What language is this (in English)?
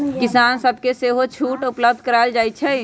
Magahi